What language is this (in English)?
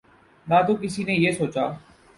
Urdu